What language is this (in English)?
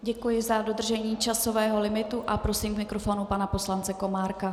Czech